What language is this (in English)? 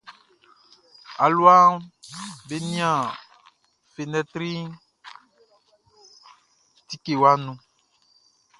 Baoulé